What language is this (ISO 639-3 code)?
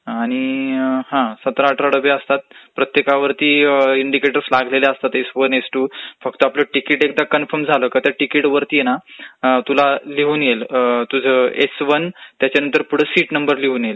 mar